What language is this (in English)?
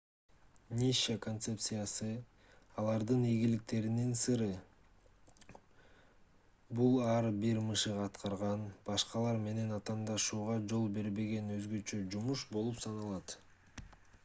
Kyrgyz